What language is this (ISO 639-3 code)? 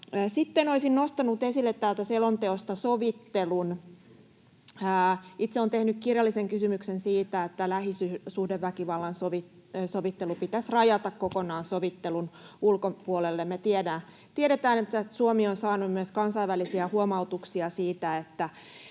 fin